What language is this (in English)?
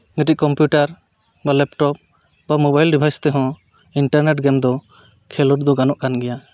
Santali